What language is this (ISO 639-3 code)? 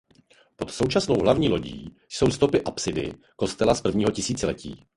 ces